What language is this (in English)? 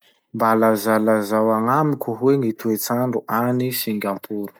Masikoro Malagasy